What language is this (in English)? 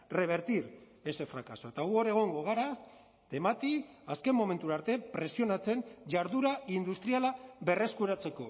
Basque